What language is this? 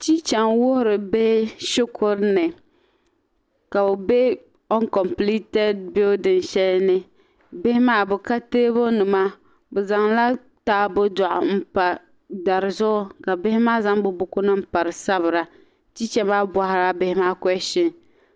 Dagbani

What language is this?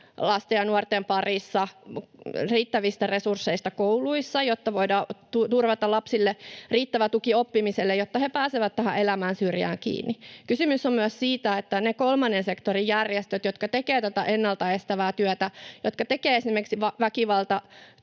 Finnish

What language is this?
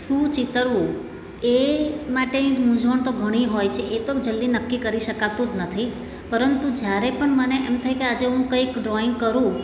Gujarati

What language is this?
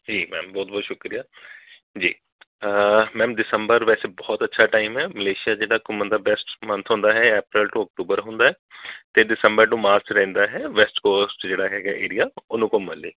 Punjabi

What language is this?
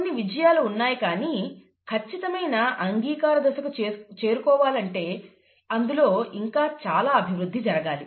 Telugu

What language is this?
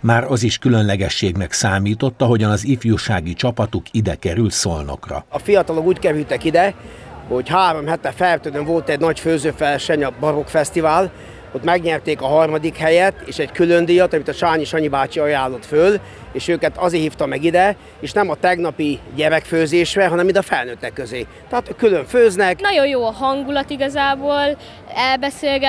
Hungarian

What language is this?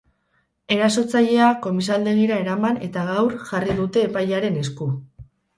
Basque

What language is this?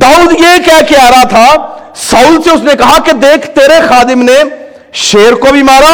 Urdu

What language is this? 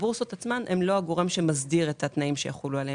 Hebrew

